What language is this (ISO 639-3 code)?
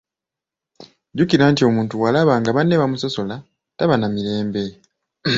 lug